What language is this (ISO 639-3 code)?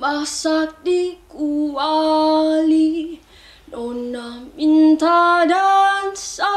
ind